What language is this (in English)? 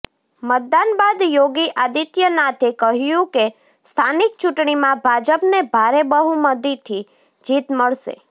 Gujarati